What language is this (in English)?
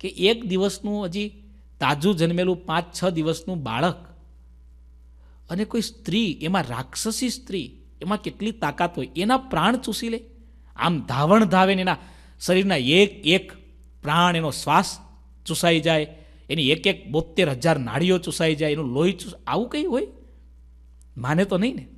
Hindi